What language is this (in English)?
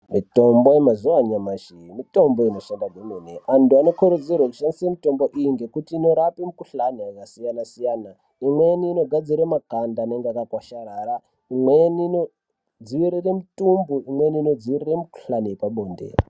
Ndau